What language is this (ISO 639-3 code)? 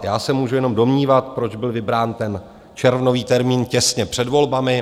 ces